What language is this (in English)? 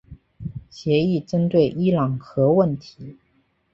Chinese